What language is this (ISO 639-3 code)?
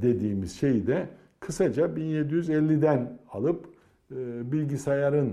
tur